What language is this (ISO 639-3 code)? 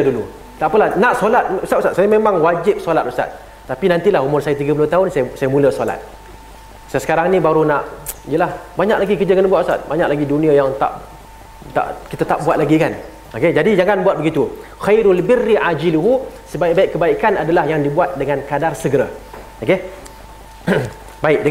msa